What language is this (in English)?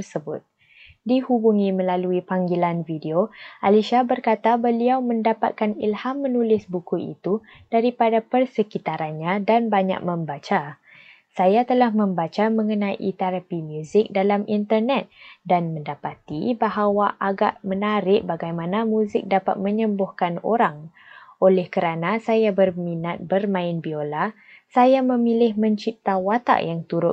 Malay